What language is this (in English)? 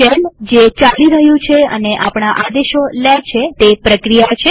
Gujarati